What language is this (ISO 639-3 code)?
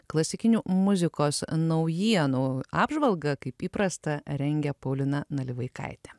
lit